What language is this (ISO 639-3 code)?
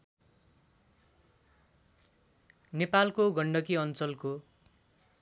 nep